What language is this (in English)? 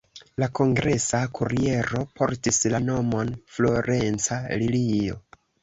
Esperanto